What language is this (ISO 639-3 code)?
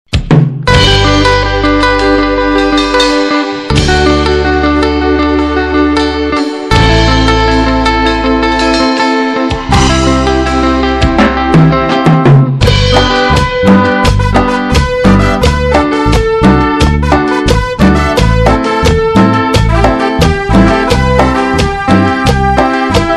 spa